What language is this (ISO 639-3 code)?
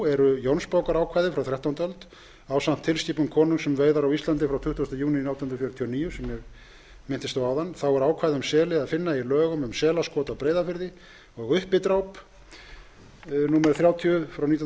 isl